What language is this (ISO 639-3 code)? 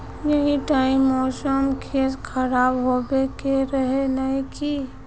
mag